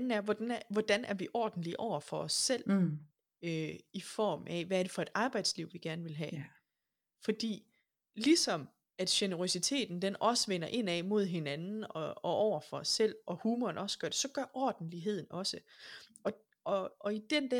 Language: Danish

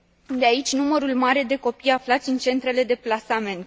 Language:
Romanian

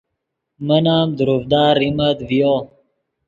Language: Yidgha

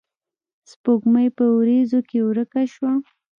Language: Pashto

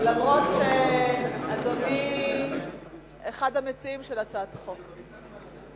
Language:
Hebrew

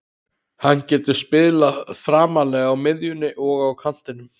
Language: Icelandic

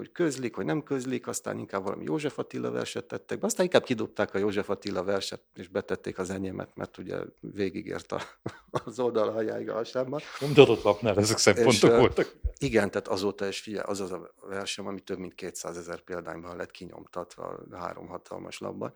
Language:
Hungarian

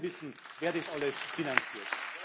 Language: German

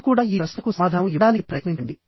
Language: Telugu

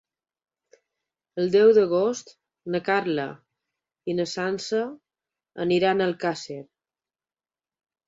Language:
Catalan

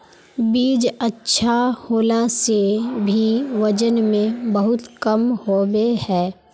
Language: Magahi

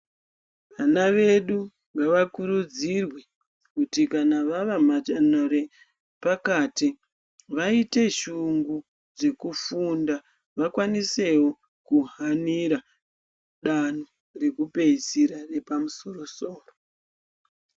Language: Ndau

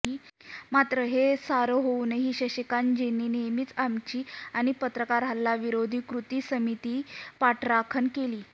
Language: Marathi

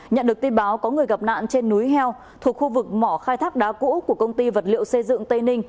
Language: Vietnamese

